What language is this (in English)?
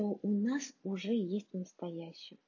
Russian